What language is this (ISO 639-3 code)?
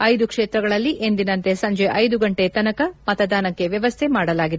kan